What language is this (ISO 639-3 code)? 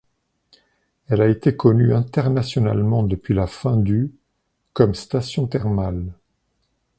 fra